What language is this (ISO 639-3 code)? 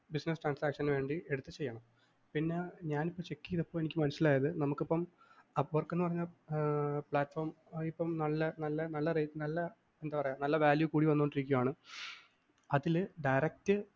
mal